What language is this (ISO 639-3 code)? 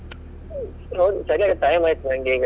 kan